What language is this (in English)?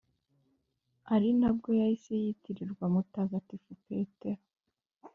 Kinyarwanda